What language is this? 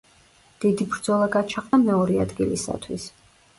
Georgian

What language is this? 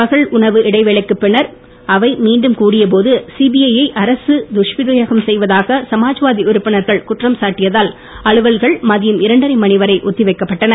Tamil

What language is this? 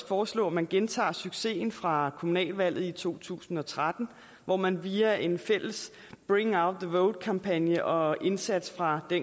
Danish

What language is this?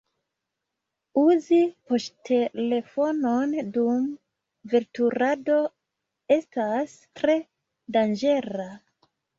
Esperanto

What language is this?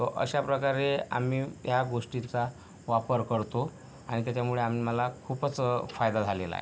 Marathi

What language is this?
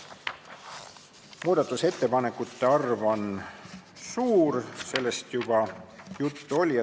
Estonian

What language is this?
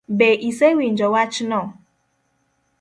Luo (Kenya and Tanzania)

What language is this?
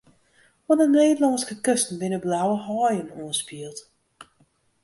Western Frisian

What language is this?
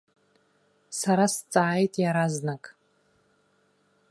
Abkhazian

